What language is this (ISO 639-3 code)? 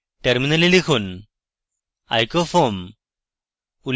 ben